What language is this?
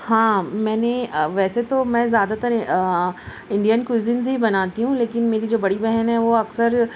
Urdu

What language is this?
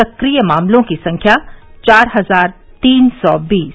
Hindi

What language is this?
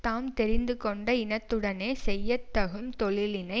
Tamil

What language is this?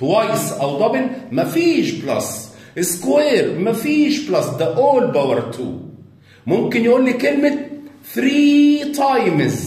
Arabic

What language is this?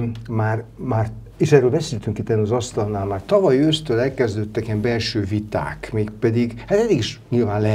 Hungarian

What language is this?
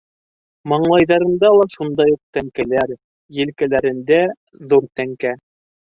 Bashkir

